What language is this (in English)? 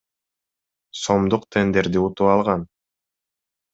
Kyrgyz